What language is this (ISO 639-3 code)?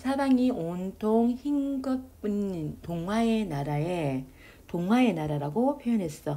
kor